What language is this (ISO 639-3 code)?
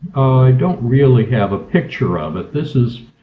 eng